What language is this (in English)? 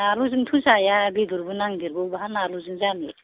Bodo